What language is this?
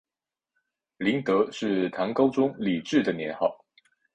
Chinese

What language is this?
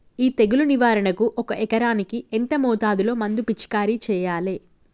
Telugu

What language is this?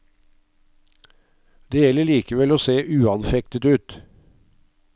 Norwegian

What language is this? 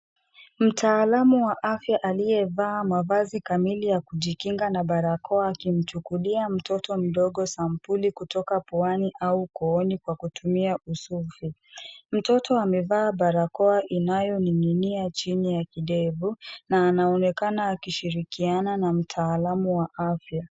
Swahili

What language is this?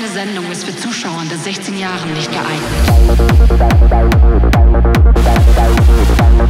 German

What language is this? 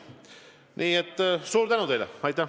Estonian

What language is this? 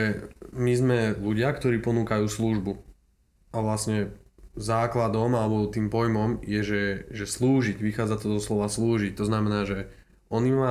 Slovak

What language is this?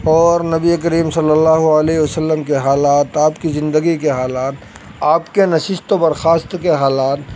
Urdu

